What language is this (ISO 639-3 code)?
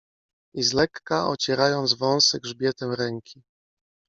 pol